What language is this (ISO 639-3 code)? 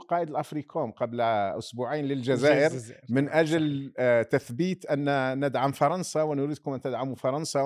ara